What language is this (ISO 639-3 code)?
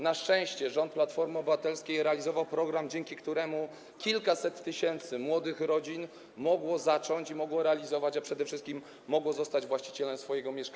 pol